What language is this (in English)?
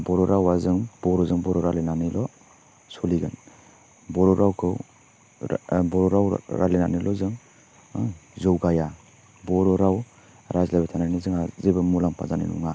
Bodo